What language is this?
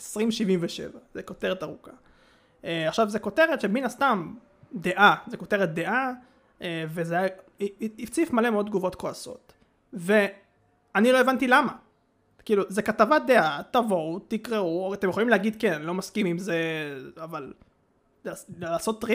Hebrew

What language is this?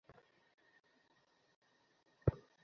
Bangla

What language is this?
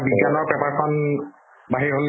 Assamese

